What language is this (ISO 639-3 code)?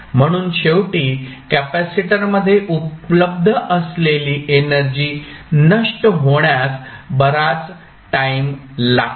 mar